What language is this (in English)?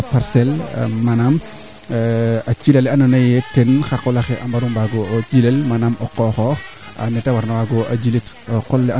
Serer